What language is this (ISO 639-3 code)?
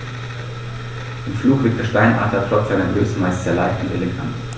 deu